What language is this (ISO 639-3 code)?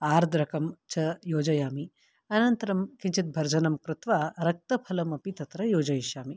san